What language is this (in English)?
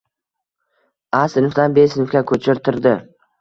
Uzbek